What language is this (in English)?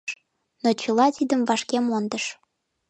Mari